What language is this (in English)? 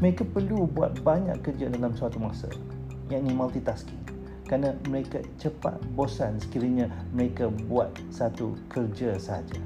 Malay